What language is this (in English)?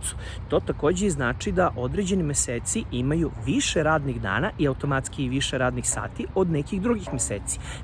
Serbian